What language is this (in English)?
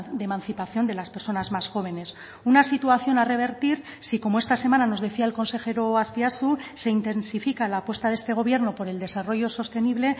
Spanish